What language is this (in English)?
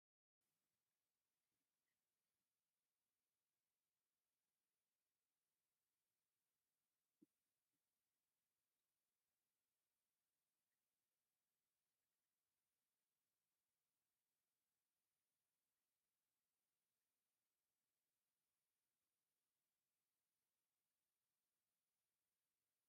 Tigrinya